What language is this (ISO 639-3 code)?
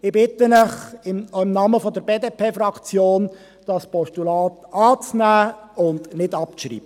gsw